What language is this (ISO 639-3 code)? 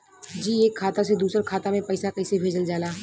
bho